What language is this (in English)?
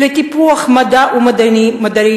Hebrew